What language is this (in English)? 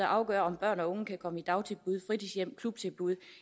Danish